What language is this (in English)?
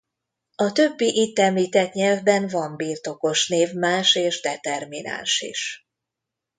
Hungarian